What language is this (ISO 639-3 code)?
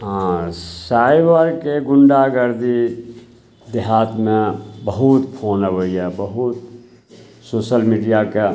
mai